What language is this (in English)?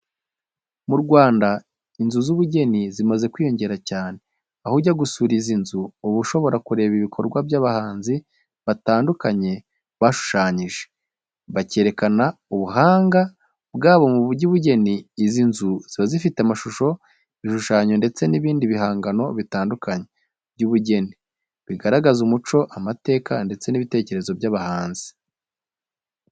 Kinyarwanda